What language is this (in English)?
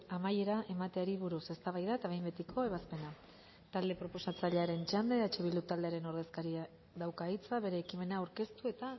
Basque